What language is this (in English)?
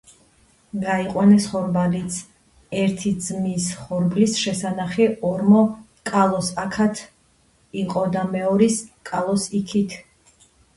Georgian